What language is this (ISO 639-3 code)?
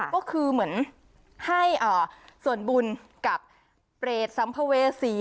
tha